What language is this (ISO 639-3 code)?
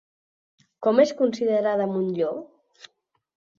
cat